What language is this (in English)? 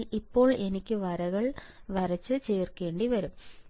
Malayalam